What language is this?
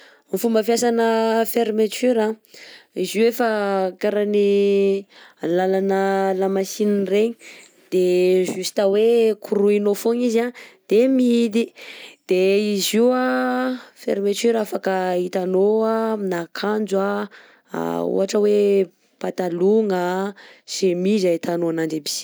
Southern Betsimisaraka Malagasy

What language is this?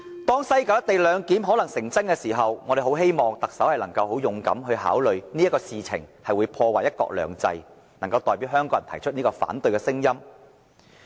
Cantonese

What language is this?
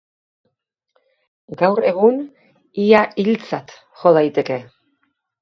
Basque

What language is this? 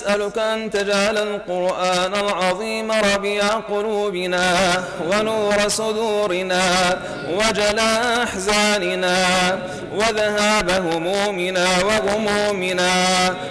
Arabic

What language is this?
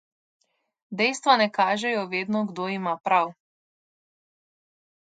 Slovenian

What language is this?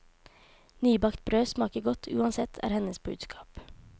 Norwegian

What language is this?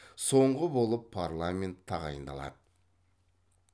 Kazakh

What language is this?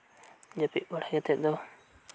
Santali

